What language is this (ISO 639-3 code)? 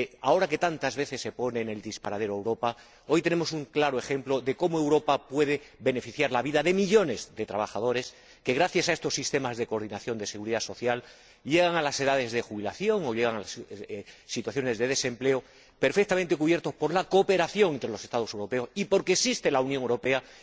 spa